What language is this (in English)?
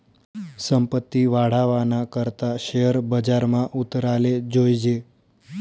Marathi